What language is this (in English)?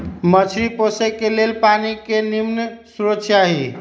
Magahi